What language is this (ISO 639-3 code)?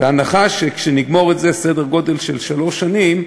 heb